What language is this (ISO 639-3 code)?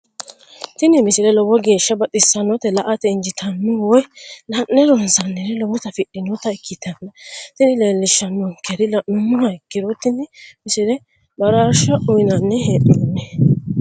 sid